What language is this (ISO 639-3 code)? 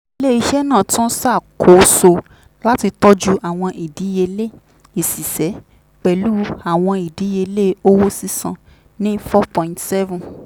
yor